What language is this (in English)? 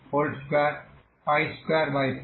Bangla